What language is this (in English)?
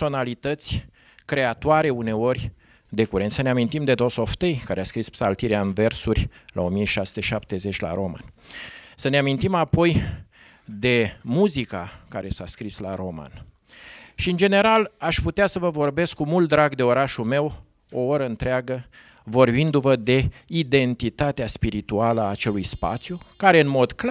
Romanian